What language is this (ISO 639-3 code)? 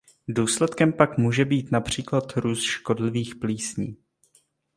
ces